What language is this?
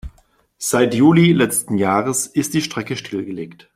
German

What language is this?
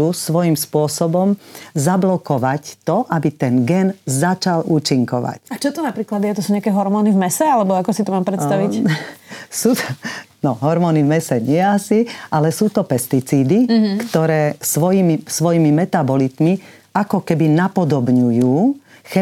Slovak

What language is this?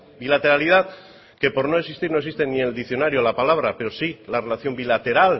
Spanish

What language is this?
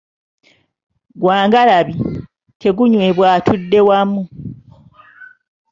Ganda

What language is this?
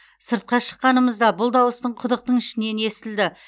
Kazakh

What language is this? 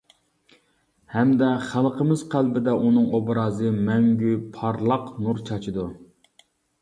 Uyghur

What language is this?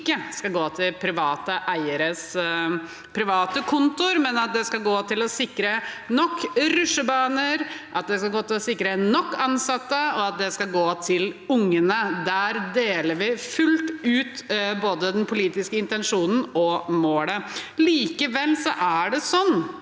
Norwegian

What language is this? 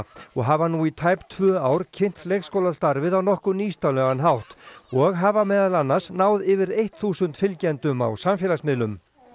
Icelandic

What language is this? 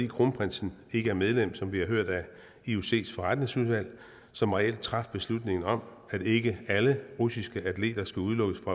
Danish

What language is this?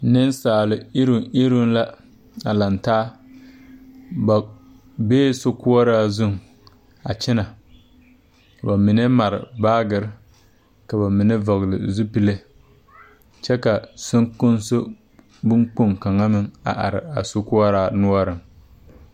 Southern Dagaare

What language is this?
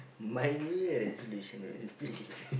English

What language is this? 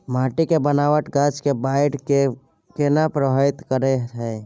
Maithili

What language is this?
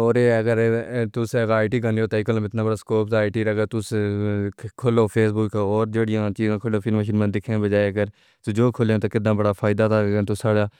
Pahari-Potwari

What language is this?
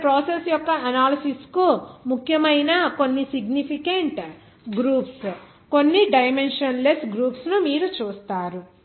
Telugu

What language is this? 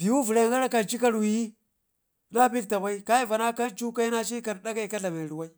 Ngizim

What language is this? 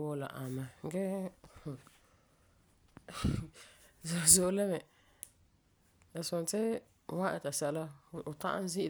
Frafra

